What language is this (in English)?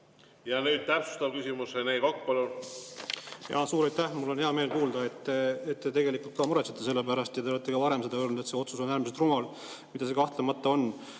Estonian